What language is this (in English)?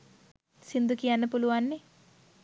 Sinhala